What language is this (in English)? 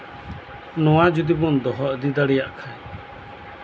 Santali